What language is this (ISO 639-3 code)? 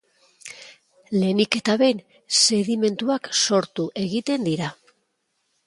eus